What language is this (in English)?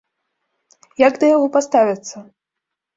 Belarusian